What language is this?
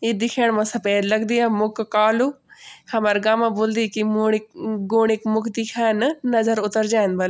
Garhwali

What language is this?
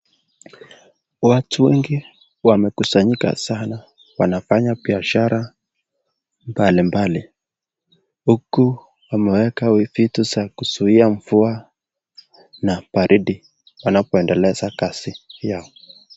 Swahili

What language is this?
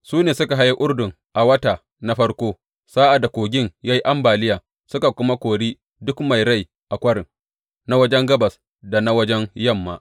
Hausa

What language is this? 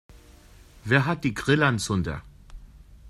German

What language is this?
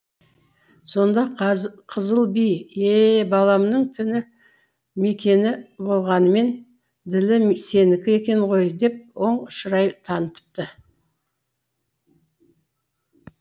Kazakh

